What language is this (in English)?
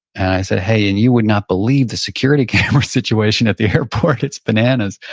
English